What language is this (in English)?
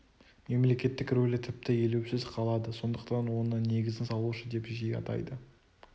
Kazakh